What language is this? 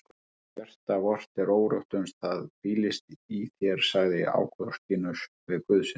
Icelandic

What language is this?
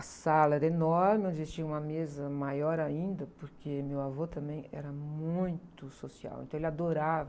Portuguese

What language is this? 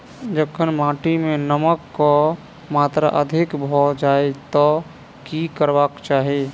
Maithili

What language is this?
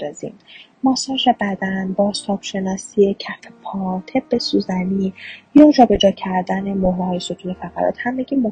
Persian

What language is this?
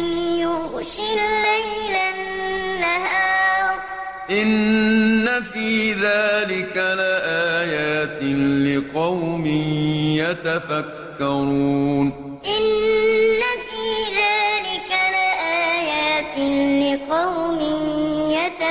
Arabic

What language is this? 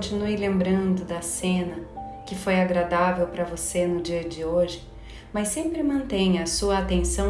Portuguese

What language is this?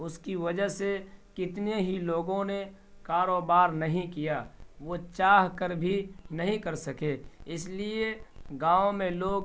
Urdu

